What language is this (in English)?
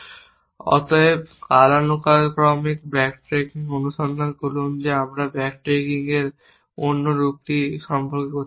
Bangla